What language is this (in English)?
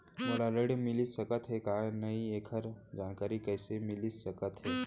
Chhattisgarhi